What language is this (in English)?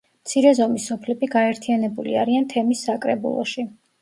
Georgian